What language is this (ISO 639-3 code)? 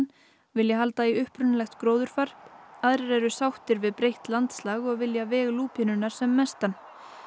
isl